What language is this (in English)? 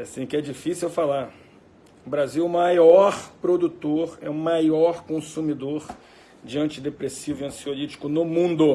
Portuguese